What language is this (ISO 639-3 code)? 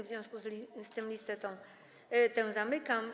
pol